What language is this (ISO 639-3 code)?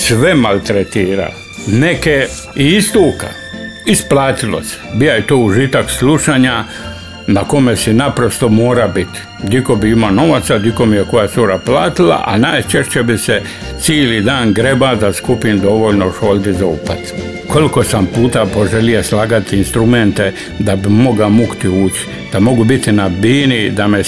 hrv